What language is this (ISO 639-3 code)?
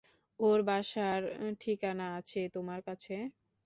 ben